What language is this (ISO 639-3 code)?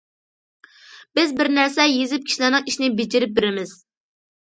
uig